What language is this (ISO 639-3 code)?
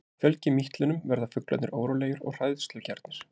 isl